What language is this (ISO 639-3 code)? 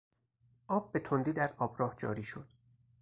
fas